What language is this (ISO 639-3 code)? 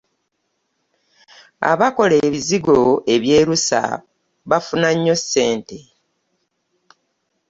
lug